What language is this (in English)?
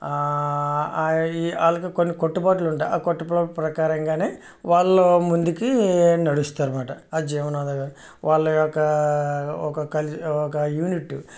Telugu